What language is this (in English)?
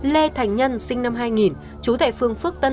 Vietnamese